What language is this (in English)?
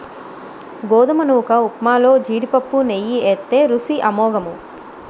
Telugu